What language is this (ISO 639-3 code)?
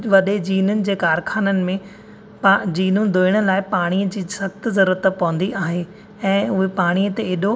snd